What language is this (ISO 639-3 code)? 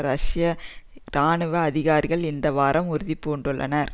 tam